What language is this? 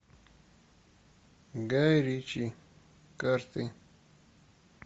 Russian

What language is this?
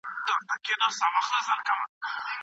Pashto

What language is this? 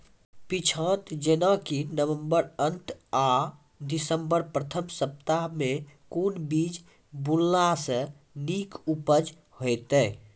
Maithili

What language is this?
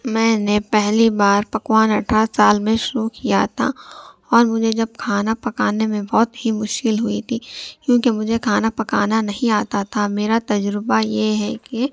Urdu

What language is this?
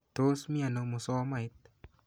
Kalenjin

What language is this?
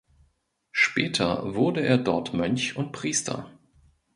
German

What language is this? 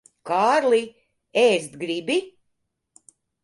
Latvian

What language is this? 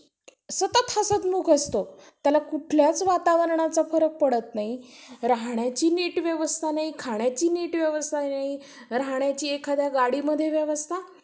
Marathi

